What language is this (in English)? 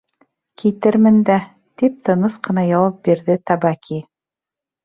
Bashkir